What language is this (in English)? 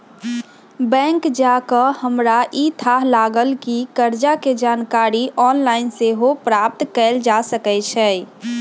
Magahi